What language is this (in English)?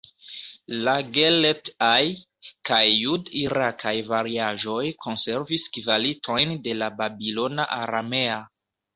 Esperanto